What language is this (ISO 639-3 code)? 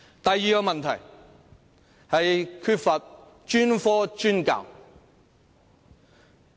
yue